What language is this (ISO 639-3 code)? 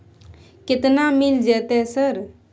mai